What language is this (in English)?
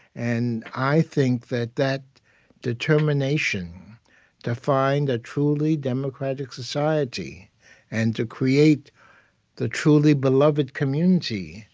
English